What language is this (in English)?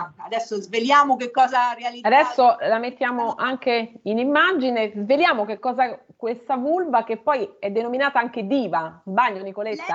Italian